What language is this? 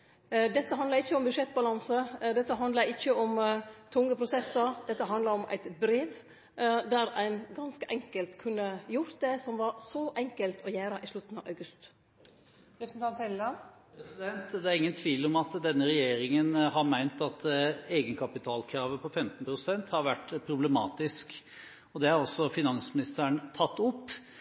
Norwegian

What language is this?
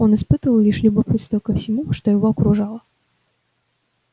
Russian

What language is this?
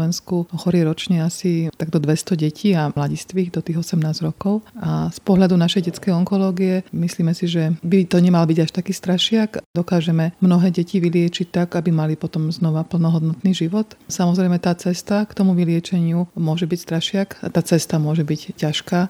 Slovak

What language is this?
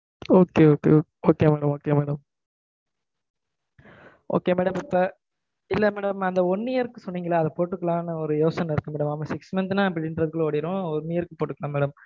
Tamil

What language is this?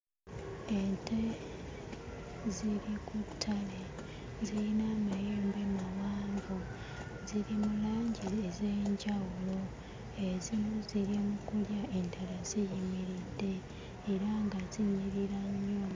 Ganda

